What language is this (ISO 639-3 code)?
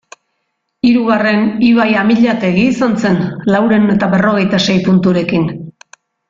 eus